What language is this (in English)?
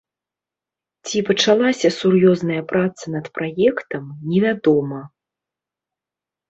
Belarusian